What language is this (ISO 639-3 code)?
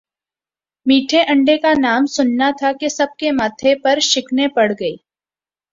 urd